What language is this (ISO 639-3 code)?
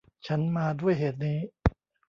tha